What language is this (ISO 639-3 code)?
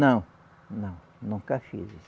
por